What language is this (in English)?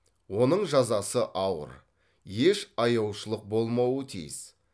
Kazakh